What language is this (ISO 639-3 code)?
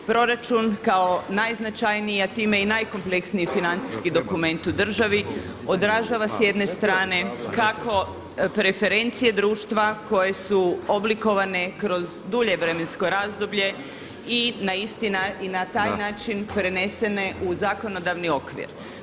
hrv